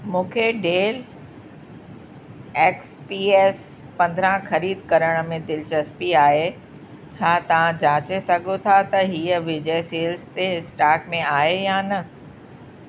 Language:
Sindhi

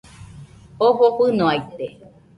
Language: Nüpode Huitoto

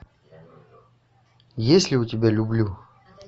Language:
Russian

